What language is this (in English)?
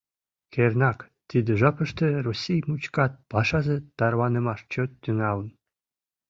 Mari